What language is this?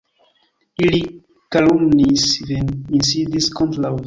Esperanto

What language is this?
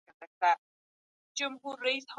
Pashto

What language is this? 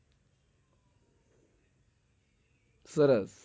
Gujarati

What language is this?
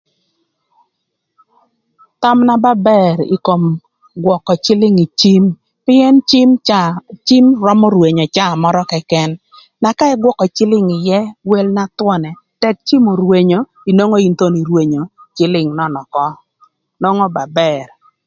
Thur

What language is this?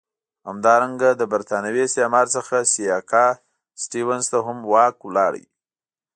Pashto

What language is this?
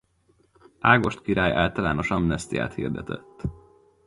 Hungarian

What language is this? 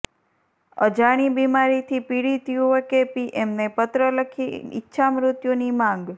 Gujarati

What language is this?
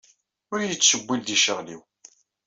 Kabyle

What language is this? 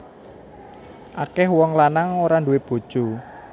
Javanese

